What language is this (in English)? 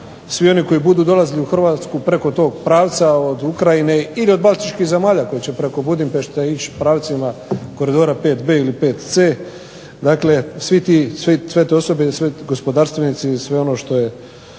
Croatian